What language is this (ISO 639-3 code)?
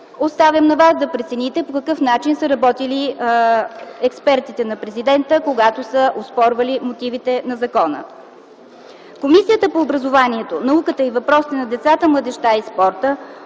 bul